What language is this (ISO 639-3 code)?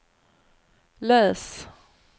swe